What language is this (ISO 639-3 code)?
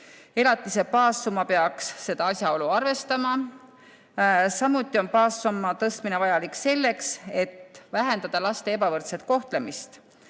est